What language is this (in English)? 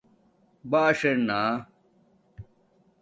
Domaaki